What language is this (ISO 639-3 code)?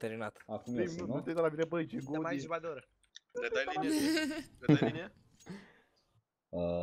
ron